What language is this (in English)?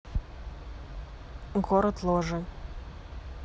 Russian